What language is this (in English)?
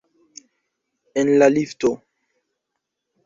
Esperanto